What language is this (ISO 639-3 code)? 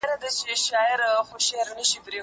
pus